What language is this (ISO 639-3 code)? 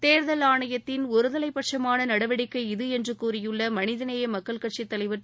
tam